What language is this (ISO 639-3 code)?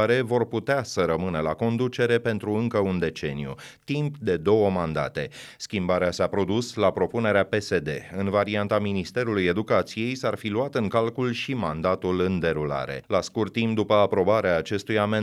ron